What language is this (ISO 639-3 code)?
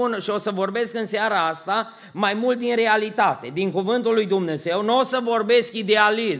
ron